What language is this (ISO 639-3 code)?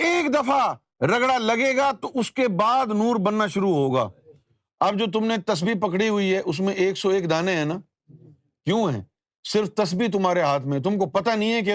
urd